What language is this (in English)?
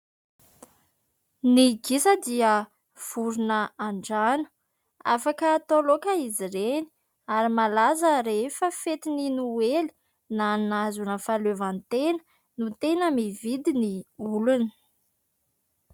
Malagasy